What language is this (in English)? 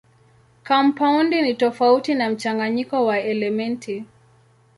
Swahili